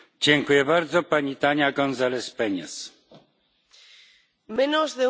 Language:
Spanish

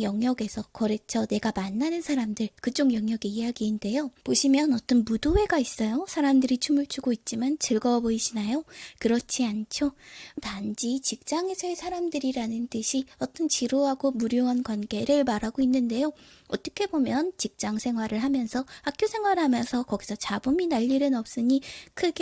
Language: Korean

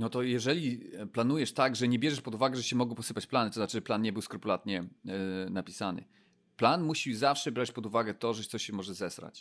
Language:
Polish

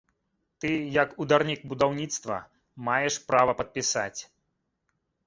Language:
Belarusian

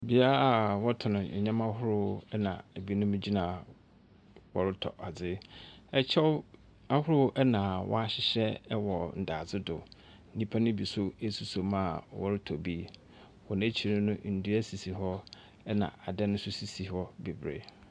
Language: Akan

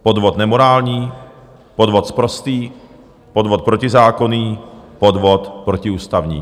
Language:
Czech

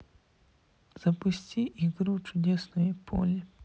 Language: Russian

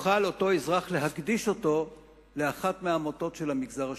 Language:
Hebrew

